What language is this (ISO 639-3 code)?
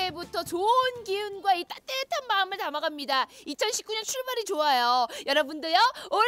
kor